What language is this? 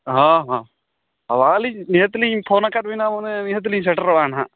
Santali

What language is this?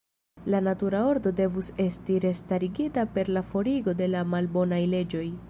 Esperanto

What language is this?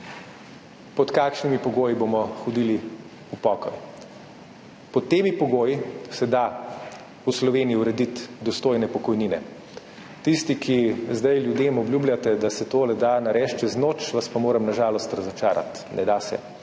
Slovenian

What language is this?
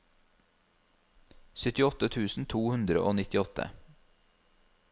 Norwegian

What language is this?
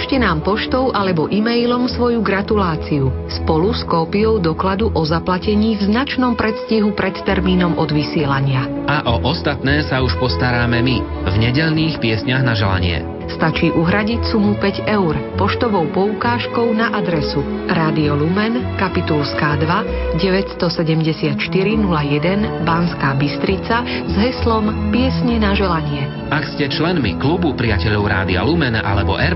Slovak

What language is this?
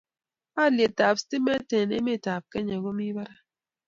Kalenjin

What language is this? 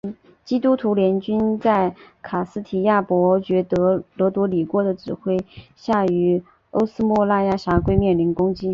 Chinese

